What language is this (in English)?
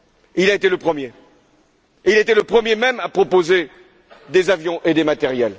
French